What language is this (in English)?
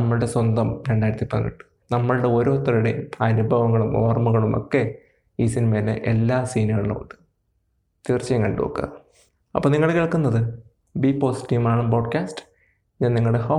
Malayalam